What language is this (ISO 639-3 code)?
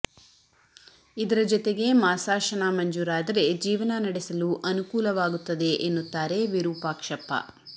kan